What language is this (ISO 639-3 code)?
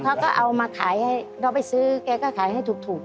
tha